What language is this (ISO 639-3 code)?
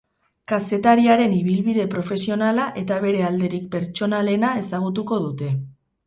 eus